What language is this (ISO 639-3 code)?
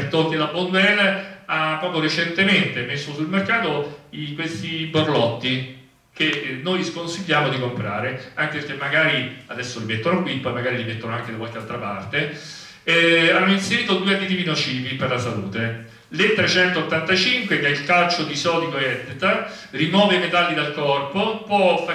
ita